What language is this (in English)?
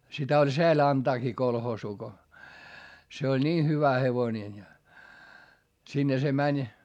Finnish